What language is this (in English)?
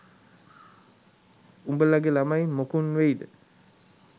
Sinhala